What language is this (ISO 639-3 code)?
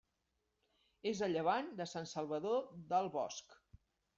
cat